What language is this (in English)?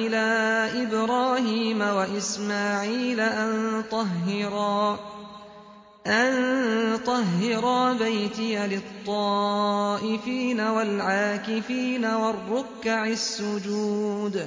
Arabic